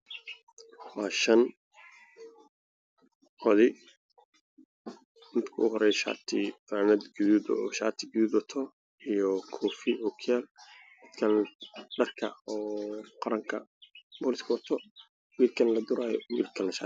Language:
Somali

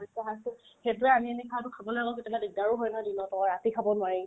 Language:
Assamese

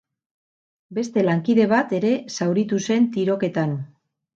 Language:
Basque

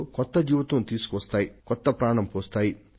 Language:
Telugu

